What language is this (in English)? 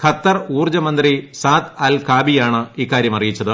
Malayalam